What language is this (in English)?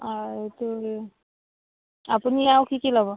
Assamese